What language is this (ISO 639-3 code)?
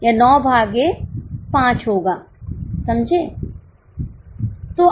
hin